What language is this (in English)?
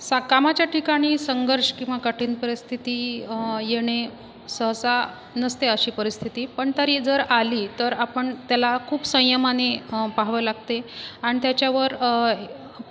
Marathi